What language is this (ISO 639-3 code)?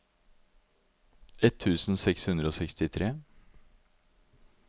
nor